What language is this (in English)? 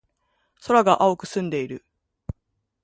Japanese